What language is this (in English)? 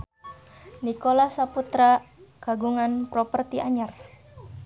Sundanese